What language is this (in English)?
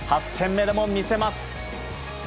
Japanese